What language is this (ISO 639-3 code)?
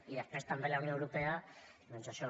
cat